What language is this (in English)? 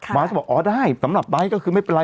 Thai